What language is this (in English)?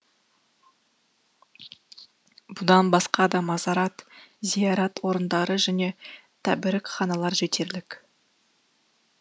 Kazakh